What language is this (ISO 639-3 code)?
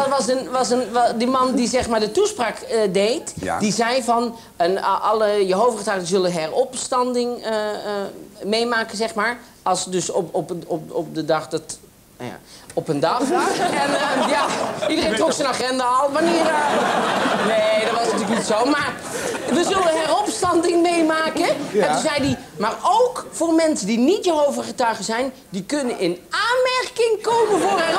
nld